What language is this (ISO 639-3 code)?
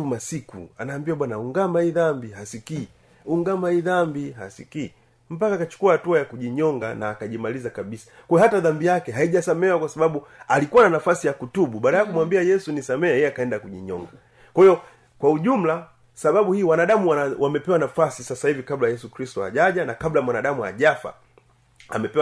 swa